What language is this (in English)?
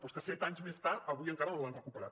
Catalan